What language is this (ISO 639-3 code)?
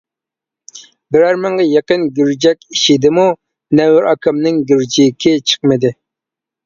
uig